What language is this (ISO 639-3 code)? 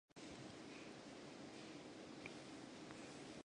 mkd